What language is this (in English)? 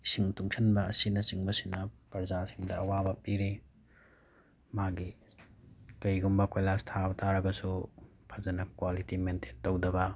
Manipuri